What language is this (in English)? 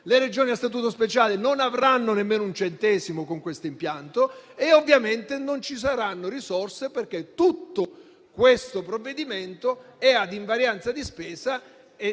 Italian